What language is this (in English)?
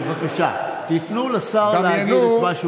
Hebrew